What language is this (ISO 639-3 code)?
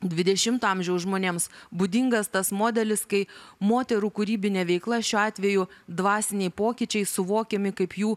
lit